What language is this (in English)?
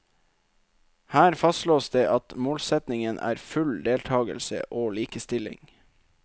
Norwegian